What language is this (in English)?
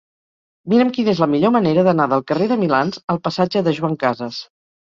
Catalan